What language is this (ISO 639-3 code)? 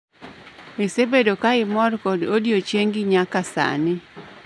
luo